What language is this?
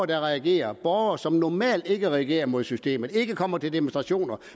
Danish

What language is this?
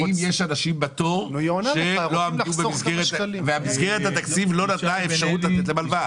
Hebrew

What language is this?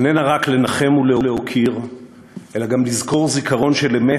Hebrew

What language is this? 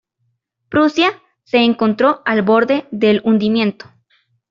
Spanish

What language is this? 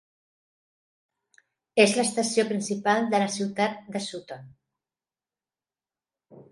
Catalan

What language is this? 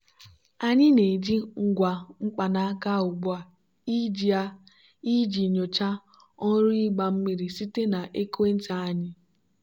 Igbo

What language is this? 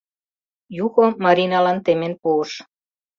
Mari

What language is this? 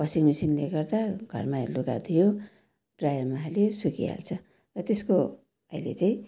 Nepali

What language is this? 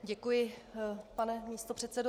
Czech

